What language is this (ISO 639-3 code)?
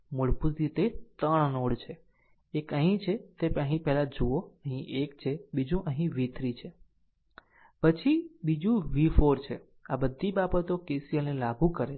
guj